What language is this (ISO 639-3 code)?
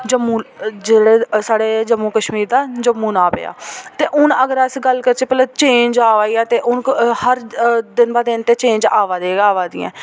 doi